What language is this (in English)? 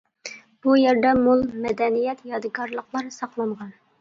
Uyghur